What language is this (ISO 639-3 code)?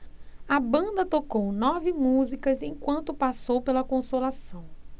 por